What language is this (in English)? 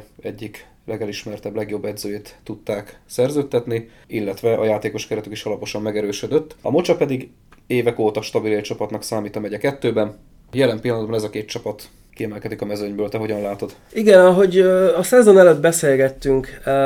Hungarian